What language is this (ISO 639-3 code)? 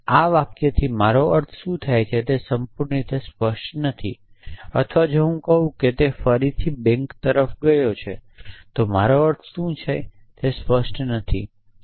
guj